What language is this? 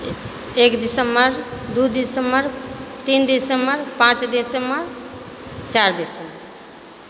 Maithili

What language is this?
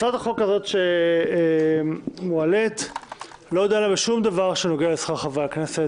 Hebrew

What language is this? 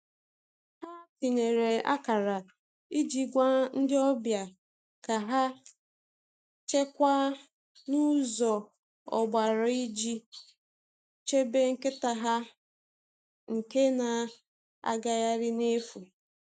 Igbo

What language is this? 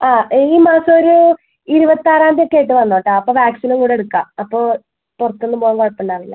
Malayalam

